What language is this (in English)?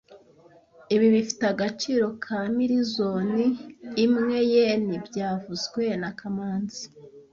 Kinyarwanda